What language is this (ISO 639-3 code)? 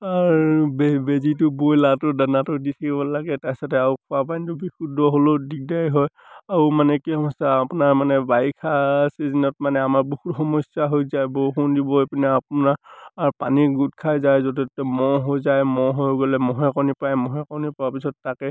asm